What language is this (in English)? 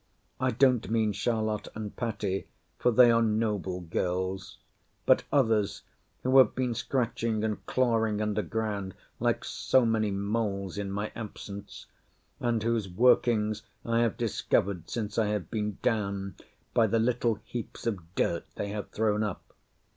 English